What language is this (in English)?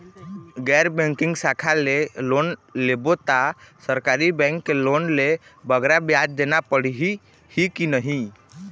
Chhattisgarhi